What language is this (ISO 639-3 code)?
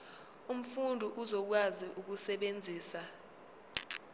zul